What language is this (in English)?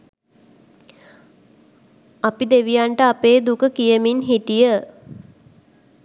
Sinhala